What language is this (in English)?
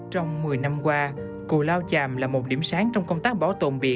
Vietnamese